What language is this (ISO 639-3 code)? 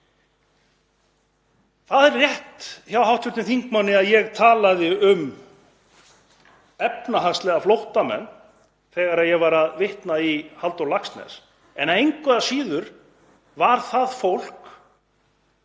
isl